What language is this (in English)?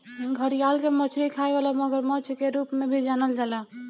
Bhojpuri